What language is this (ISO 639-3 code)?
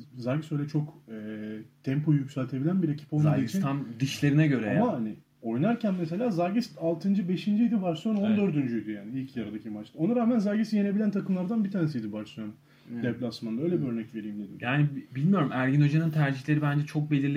tur